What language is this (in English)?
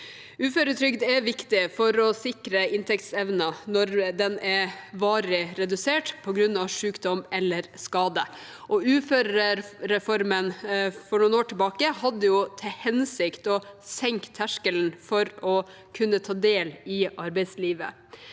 Norwegian